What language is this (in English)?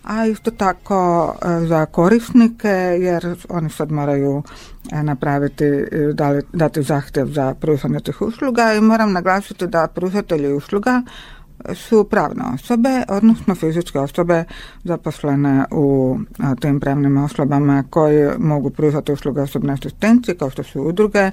Croatian